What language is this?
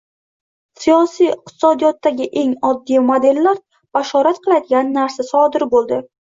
Uzbek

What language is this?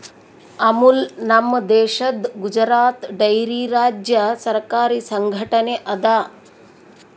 Kannada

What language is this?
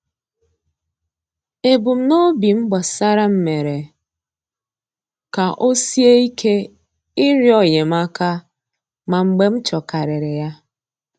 Igbo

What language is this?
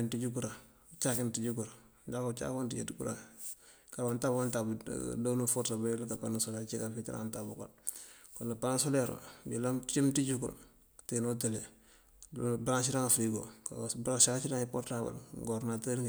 Mandjak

